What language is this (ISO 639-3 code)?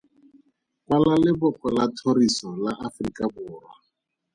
tsn